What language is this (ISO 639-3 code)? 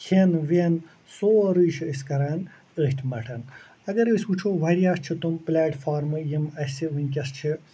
kas